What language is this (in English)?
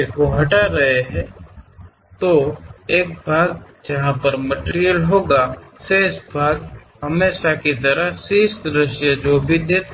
Kannada